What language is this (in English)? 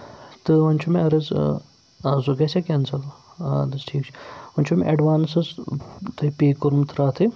Kashmiri